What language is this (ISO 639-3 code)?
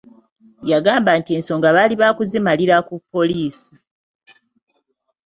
lug